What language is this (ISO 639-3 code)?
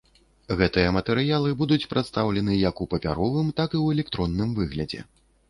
bel